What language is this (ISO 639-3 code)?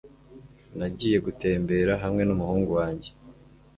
kin